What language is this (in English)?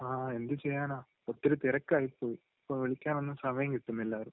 Malayalam